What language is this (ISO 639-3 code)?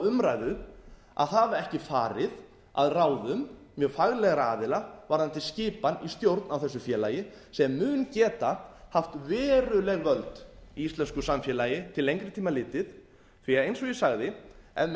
isl